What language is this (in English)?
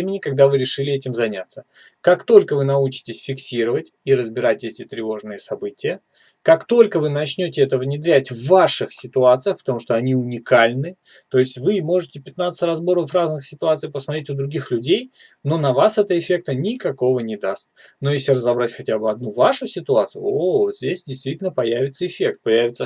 Russian